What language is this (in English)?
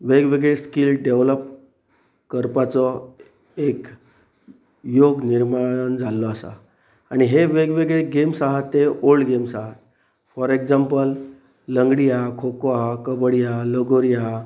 Konkani